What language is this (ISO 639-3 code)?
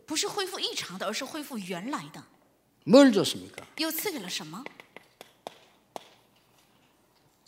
kor